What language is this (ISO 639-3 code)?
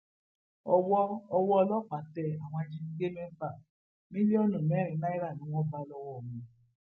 yor